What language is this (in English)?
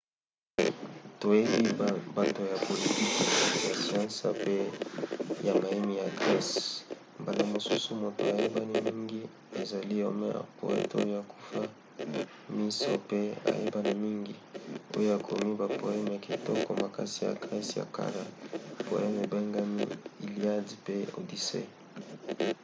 Lingala